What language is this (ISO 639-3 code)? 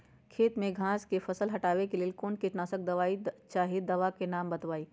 mag